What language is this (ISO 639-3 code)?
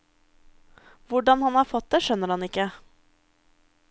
nor